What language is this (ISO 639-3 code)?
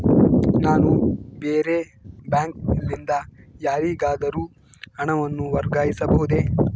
kan